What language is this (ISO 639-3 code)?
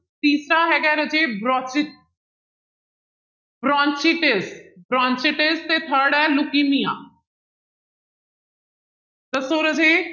pan